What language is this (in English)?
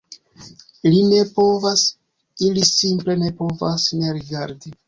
Esperanto